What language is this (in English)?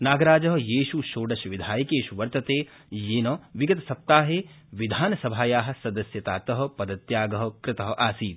Sanskrit